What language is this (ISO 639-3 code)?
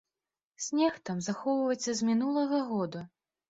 bel